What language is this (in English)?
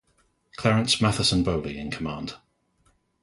English